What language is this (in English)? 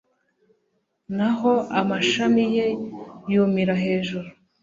Kinyarwanda